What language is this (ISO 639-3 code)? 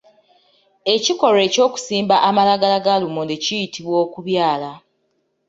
lug